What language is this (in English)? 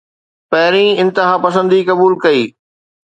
Sindhi